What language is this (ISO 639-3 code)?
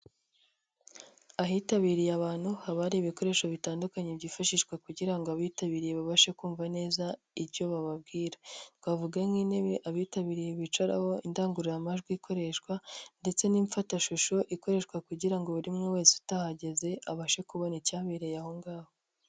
kin